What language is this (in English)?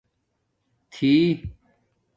Domaaki